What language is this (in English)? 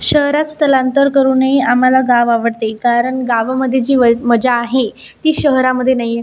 Marathi